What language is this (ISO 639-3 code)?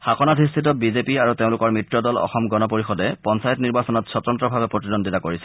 asm